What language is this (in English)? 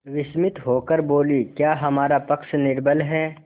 Hindi